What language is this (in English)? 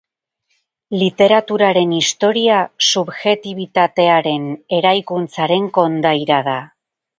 Basque